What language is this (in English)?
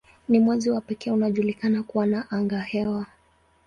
Swahili